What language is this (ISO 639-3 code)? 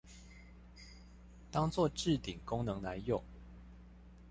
zho